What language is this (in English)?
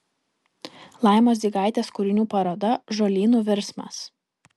Lithuanian